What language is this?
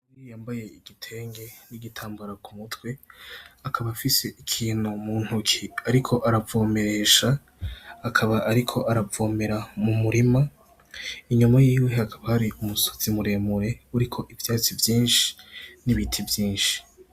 Rundi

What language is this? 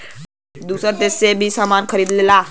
Bhojpuri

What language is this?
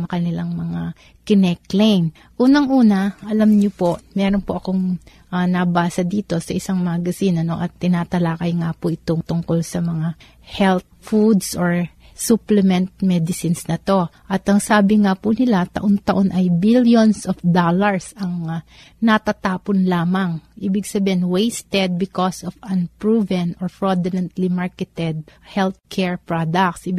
Filipino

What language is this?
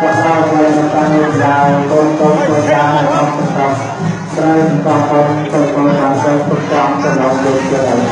Thai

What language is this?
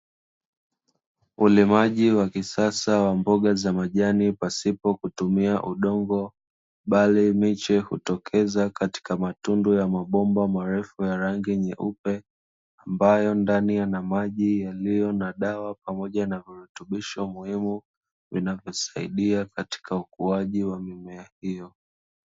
Swahili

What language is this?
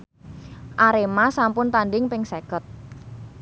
Javanese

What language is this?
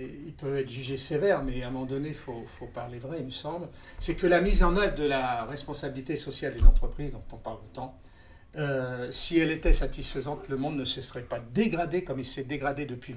French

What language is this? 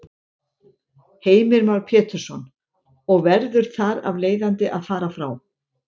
Icelandic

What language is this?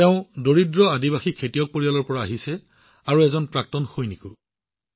Assamese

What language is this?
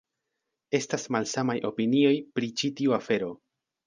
Esperanto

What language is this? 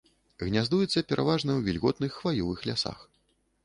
Belarusian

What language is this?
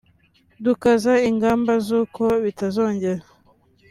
Kinyarwanda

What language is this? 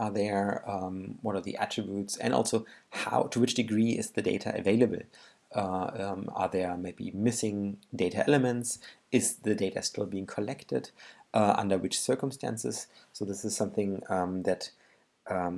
English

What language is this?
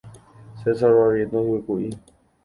Guarani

